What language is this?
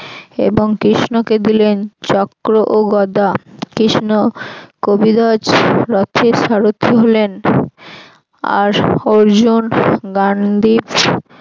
Bangla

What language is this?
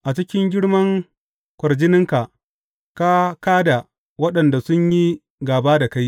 Hausa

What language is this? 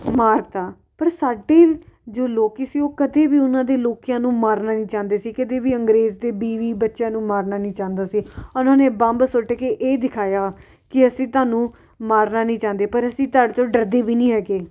Punjabi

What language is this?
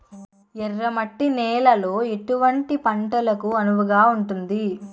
Telugu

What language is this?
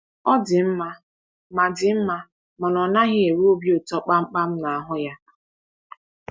Igbo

